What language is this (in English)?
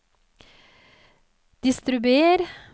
Norwegian